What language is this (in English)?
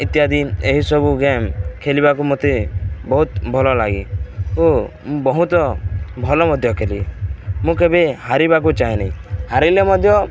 Odia